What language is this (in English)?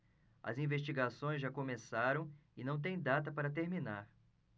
Portuguese